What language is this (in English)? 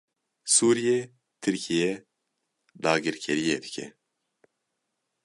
Kurdish